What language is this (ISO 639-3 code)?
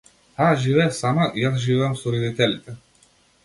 mkd